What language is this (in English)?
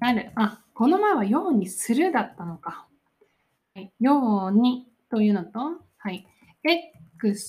Japanese